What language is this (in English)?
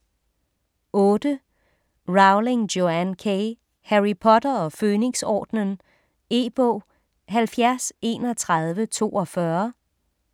Danish